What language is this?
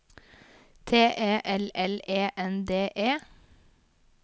Norwegian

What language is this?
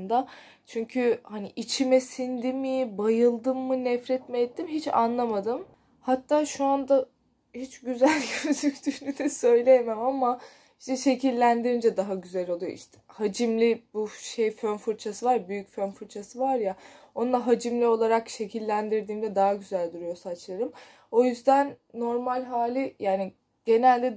Turkish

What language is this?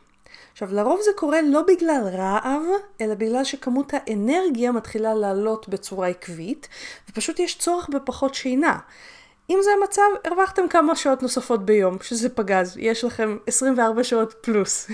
Hebrew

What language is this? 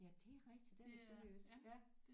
Danish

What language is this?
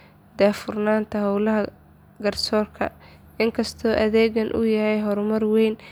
Somali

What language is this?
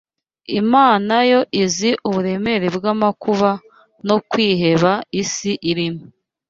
Kinyarwanda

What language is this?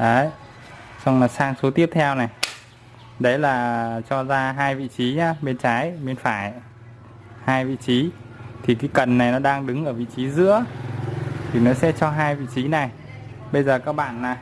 Vietnamese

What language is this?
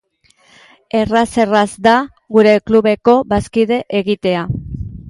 Basque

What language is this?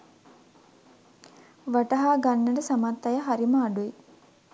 Sinhala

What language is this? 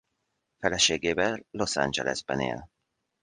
Hungarian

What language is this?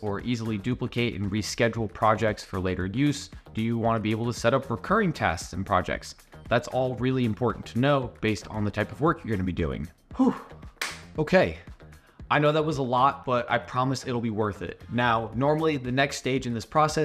English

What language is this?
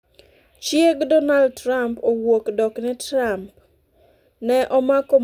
Luo (Kenya and Tanzania)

